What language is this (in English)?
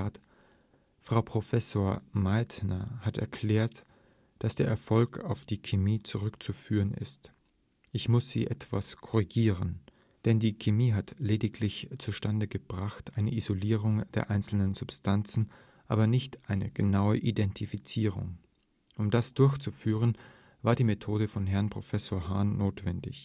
German